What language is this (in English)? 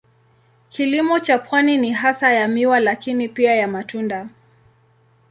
Swahili